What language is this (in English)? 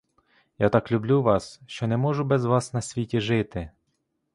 Ukrainian